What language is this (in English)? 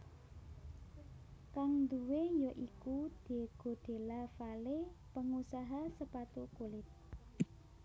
Javanese